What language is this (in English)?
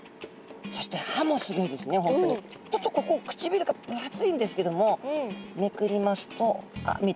Japanese